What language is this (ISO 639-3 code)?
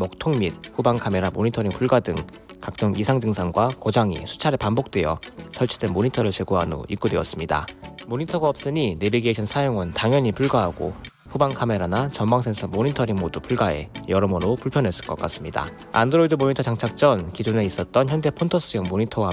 kor